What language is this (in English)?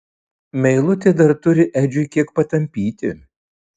Lithuanian